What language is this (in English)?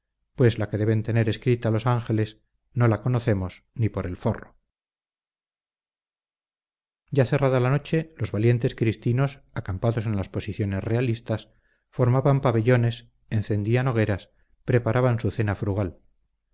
Spanish